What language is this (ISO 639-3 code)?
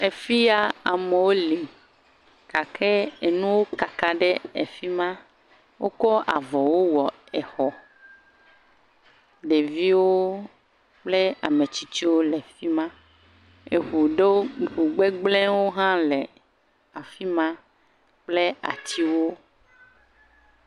ewe